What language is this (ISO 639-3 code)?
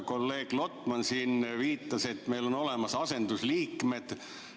est